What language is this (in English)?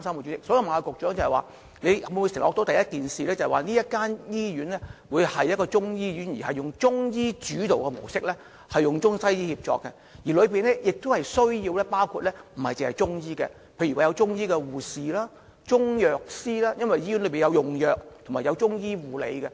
Cantonese